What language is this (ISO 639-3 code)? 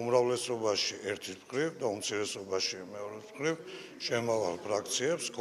tur